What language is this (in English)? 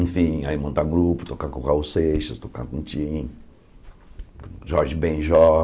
Portuguese